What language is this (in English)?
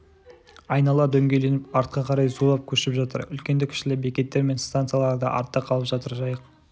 Kazakh